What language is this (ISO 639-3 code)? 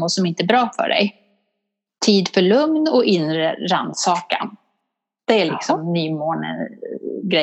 swe